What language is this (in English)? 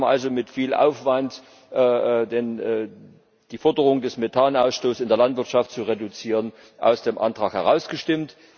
German